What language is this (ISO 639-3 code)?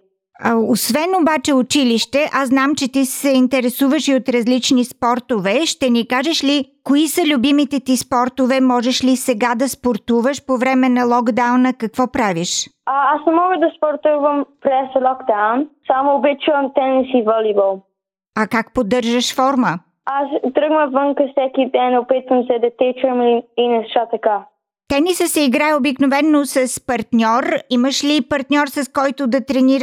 bul